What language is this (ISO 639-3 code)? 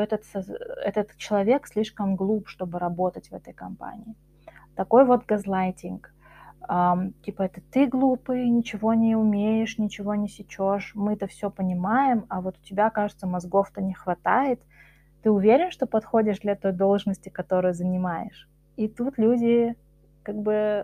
rus